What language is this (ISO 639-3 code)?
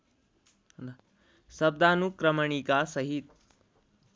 nep